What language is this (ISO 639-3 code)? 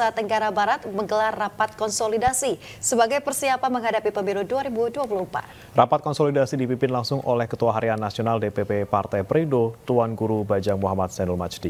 ind